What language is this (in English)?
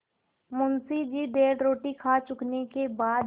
Hindi